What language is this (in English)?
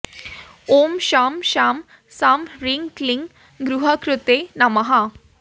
Sanskrit